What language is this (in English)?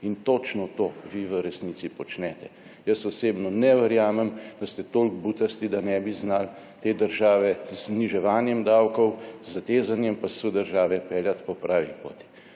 Slovenian